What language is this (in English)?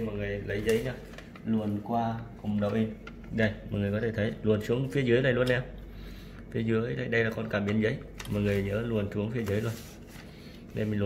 Vietnamese